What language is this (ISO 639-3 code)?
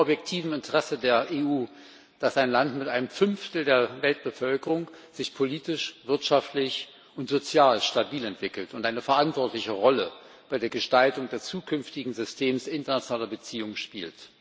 deu